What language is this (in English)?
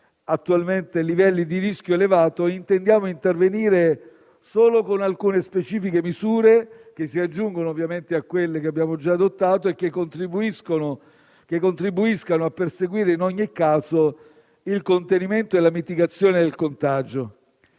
Italian